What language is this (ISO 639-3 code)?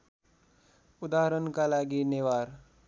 nep